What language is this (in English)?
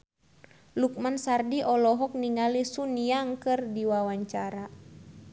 Sundanese